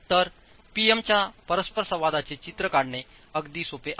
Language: Marathi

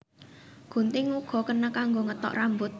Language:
Javanese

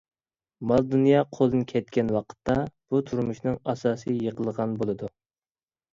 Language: Uyghur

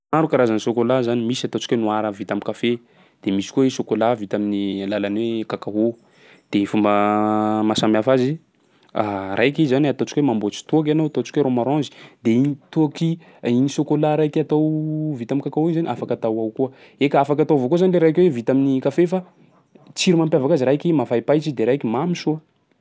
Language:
Sakalava Malagasy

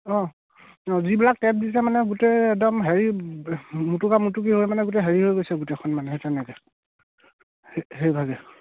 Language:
Assamese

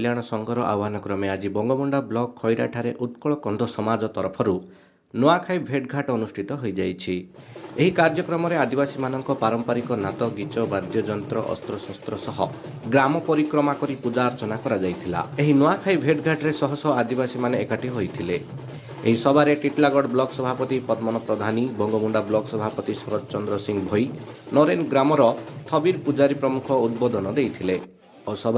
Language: Odia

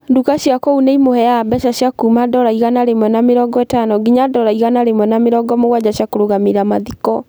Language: Kikuyu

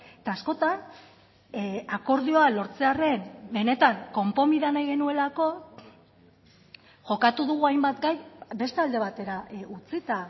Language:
Basque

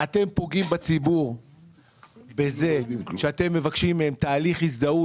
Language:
Hebrew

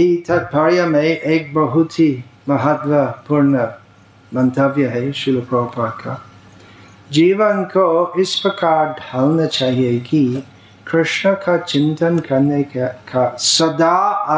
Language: Hindi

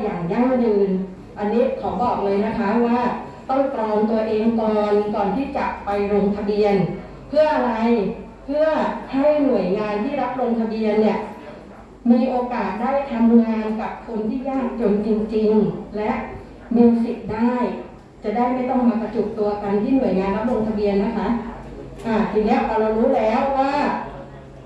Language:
Thai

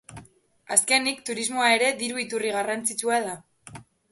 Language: Basque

